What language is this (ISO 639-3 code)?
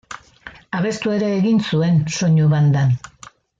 eus